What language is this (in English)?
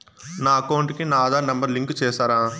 Telugu